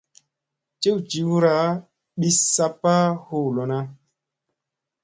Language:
Musey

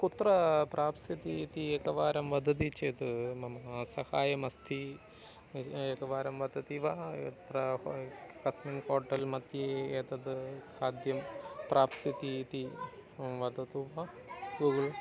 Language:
Sanskrit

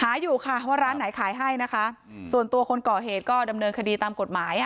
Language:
Thai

